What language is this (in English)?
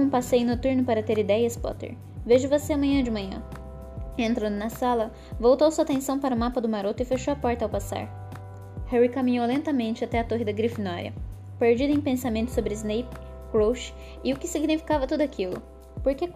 Portuguese